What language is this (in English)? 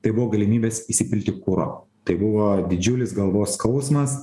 Lithuanian